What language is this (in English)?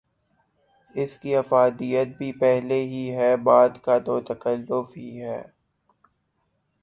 Urdu